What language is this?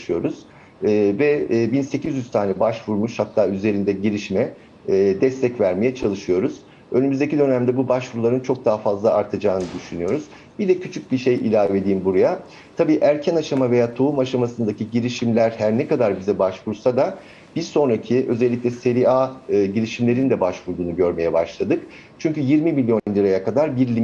Turkish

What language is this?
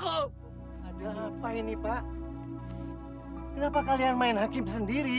Indonesian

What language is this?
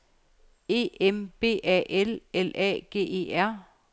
Danish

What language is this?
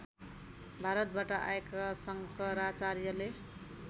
Nepali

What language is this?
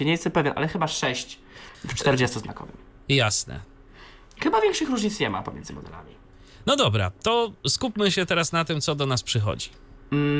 Polish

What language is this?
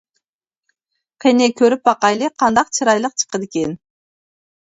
Uyghur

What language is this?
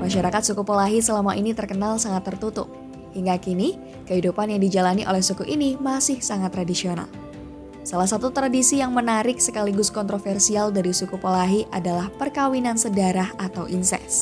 Indonesian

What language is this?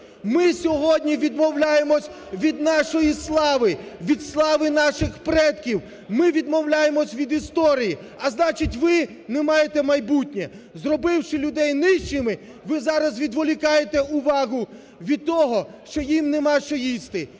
Ukrainian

